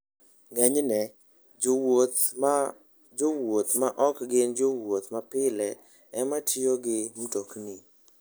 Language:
Luo (Kenya and Tanzania)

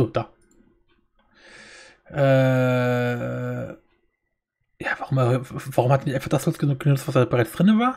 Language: German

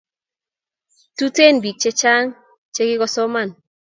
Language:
Kalenjin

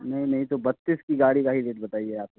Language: Hindi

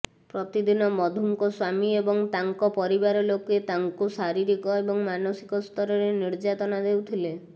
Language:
Odia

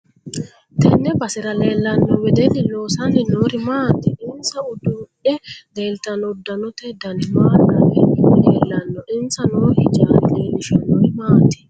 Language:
Sidamo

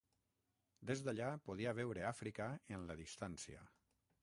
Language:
Catalan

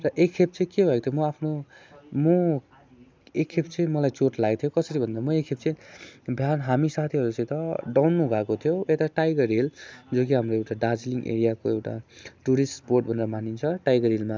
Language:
Nepali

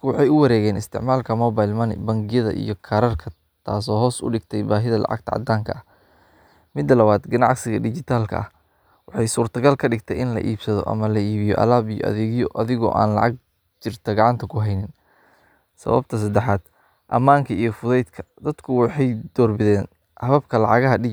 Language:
Somali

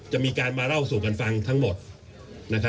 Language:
Thai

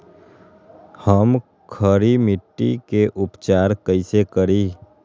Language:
Magahi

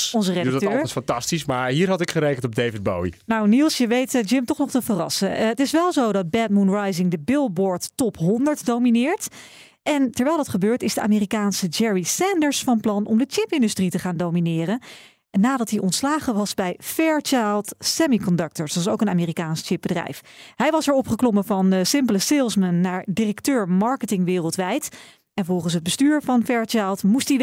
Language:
Dutch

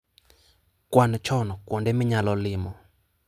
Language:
Luo (Kenya and Tanzania)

